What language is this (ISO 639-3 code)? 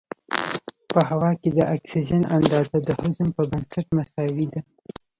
pus